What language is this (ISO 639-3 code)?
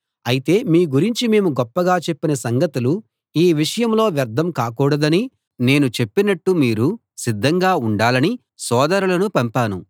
tel